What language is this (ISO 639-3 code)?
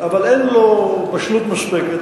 heb